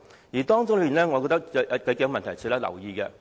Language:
Cantonese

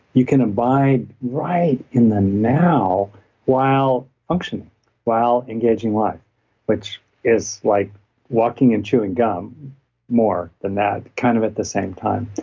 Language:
English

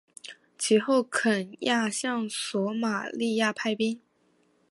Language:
Chinese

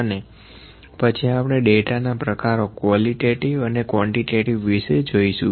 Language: Gujarati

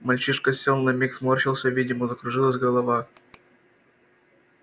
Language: Russian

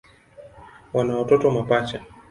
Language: Swahili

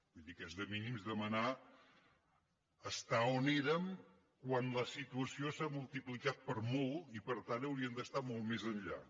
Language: Catalan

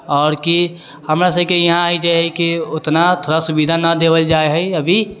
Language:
Maithili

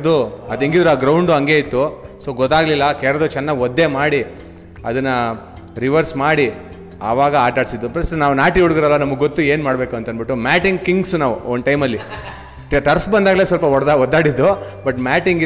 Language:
Kannada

